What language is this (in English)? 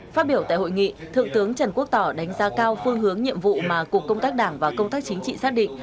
Vietnamese